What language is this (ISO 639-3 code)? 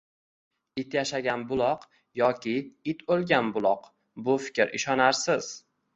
uzb